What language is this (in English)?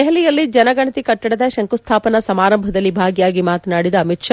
Kannada